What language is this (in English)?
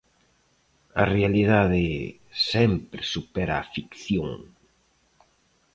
Galician